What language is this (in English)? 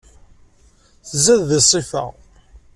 Kabyle